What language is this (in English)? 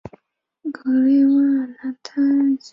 Chinese